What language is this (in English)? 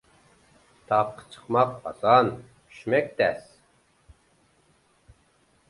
Uyghur